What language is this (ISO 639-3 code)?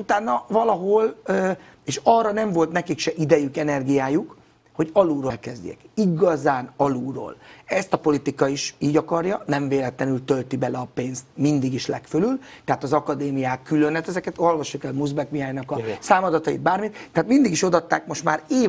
hun